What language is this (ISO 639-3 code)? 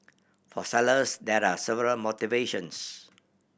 eng